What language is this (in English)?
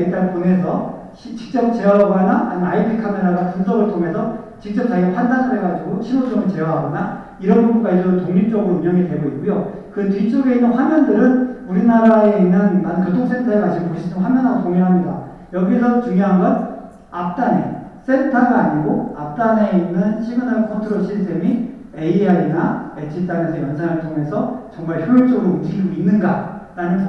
Korean